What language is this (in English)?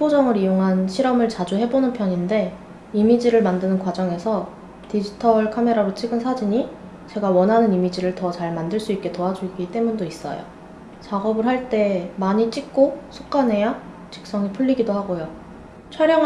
Korean